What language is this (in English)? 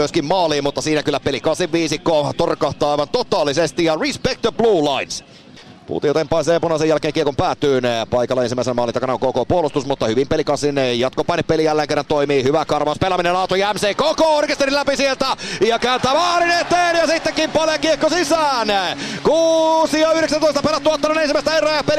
Finnish